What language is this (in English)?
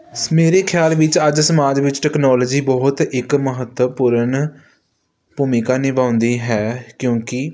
Punjabi